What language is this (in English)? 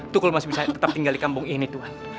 Indonesian